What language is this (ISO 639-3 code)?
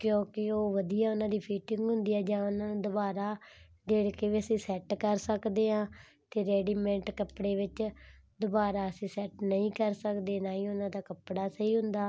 pan